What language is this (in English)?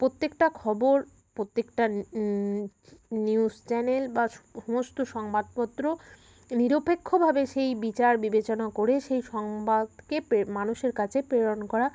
Bangla